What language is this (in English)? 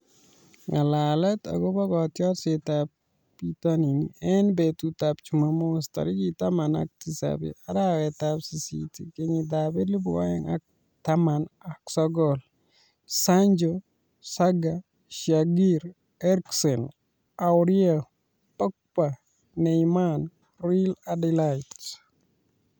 Kalenjin